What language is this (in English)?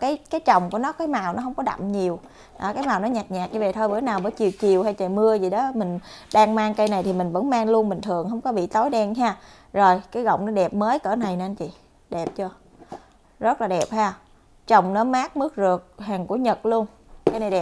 Vietnamese